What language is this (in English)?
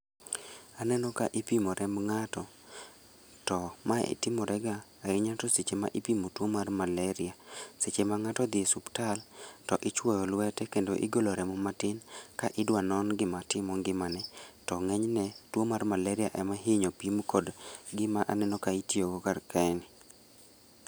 Luo (Kenya and Tanzania)